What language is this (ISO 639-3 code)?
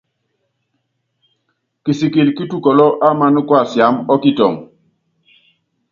yav